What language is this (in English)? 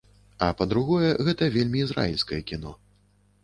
Belarusian